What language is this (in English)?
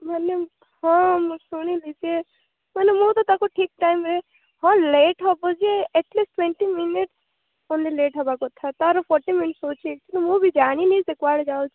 Odia